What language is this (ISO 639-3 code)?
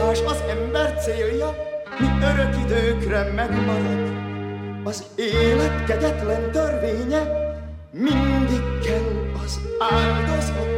hun